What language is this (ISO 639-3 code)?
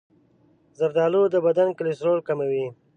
pus